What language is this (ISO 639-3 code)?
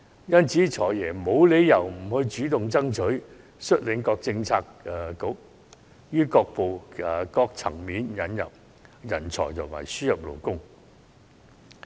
yue